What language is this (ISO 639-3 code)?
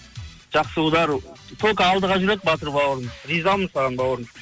kaz